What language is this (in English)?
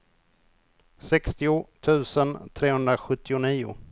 Swedish